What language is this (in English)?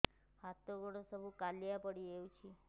Odia